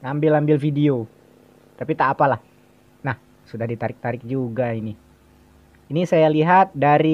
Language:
Indonesian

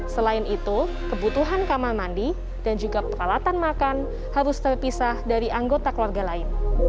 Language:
Indonesian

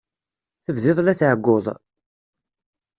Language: Kabyle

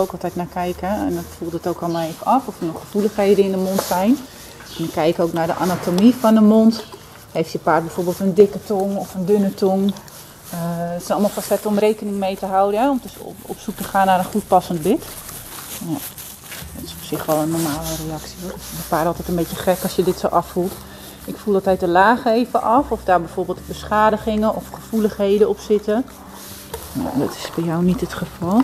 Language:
Dutch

